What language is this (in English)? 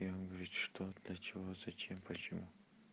Russian